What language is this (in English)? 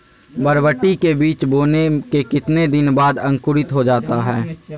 Magahi